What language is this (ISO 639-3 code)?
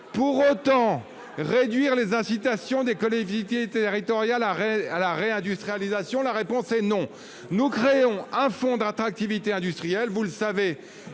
fra